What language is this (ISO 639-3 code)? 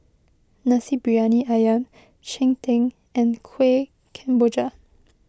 eng